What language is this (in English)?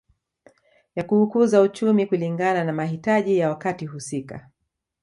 Swahili